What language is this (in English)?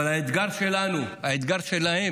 Hebrew